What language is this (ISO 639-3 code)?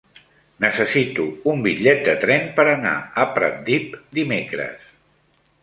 cat